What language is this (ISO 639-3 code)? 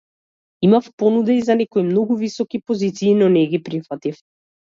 mkd